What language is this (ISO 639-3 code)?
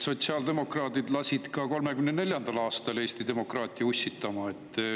est